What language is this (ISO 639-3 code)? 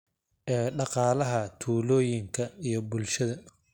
som